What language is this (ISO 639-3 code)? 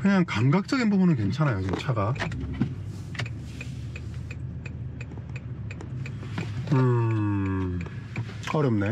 kor